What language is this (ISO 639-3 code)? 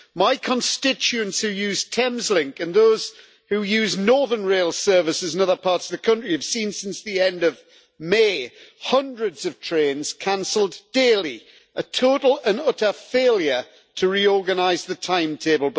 eng